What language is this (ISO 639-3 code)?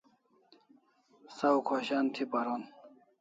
kls